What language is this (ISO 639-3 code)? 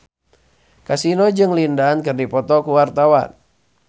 sun